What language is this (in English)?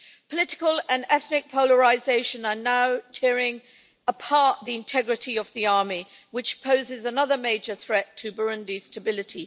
English